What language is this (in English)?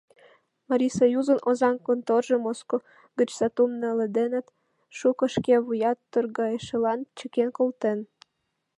Mari